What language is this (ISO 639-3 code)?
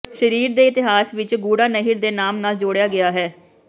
pan